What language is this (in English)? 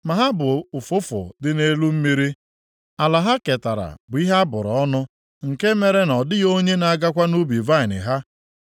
Igbo